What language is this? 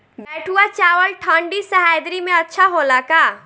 Bhojpuri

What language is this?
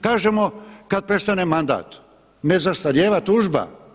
Croatian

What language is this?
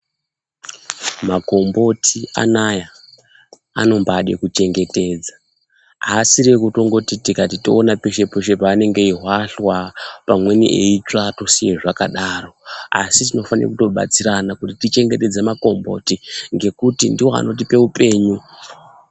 Ndau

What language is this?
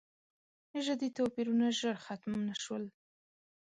Pashto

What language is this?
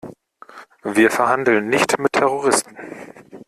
German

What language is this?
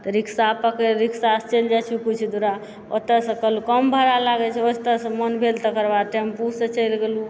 Maithili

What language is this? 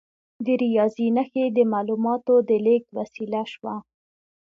Pashto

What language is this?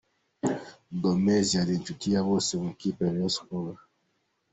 Kinyarwanda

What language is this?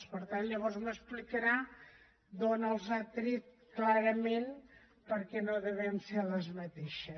Catalan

